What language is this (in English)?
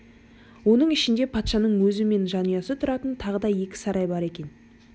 Kazakh